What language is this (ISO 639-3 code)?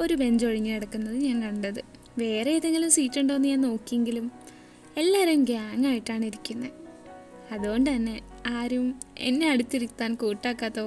mal